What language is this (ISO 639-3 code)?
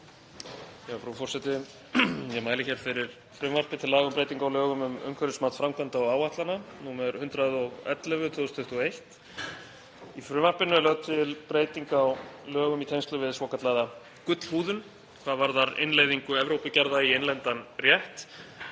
isl